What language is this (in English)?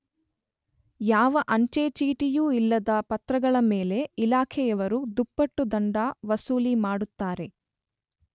Kannada